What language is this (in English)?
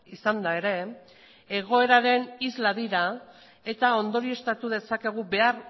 Basque